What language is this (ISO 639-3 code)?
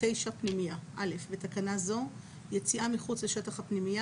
heb